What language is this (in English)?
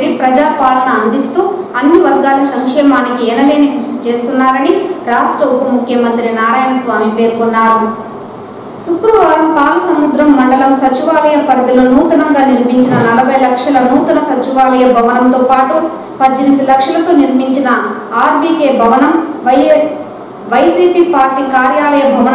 Arabic